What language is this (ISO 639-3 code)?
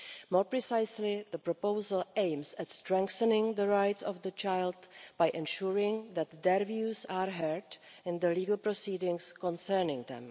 eng